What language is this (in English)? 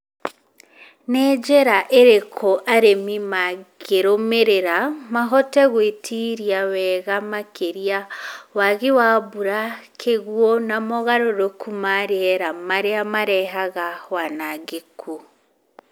Kikuyu